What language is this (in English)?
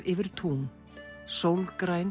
Icelandic